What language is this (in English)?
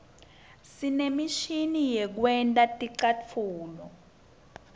Swati